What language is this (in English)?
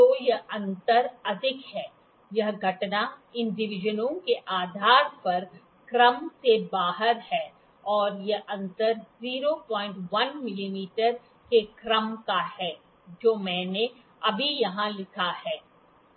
Hindi